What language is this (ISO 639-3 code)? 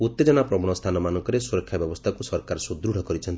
ori